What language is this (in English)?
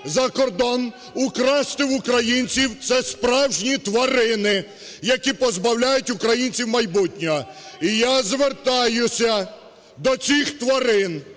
Ukrainian